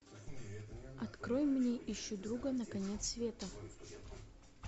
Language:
Russian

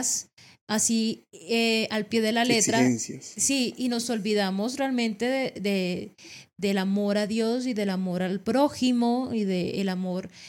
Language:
Spanish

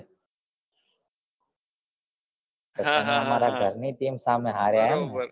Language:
Gujarati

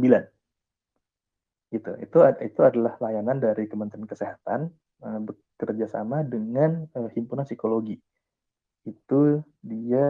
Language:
Indonesian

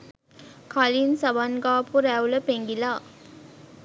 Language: Sinhala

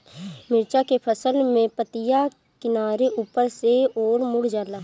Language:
Bhojpuri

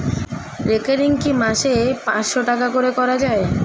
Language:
Bangla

